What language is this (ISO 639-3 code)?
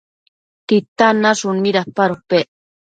mcf